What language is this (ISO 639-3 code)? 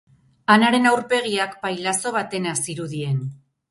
eus